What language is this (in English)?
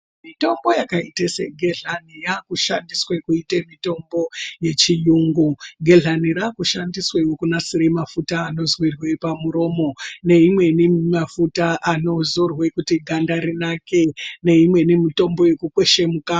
Ndau